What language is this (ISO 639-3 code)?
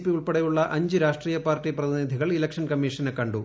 mal